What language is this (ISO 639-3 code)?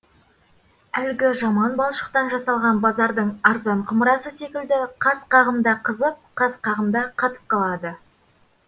kaz